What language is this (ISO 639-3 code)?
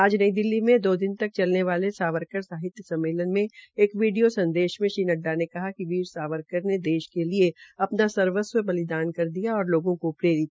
hin